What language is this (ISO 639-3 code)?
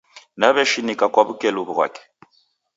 dav